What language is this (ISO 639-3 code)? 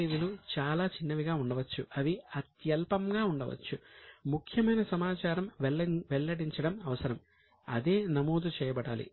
tel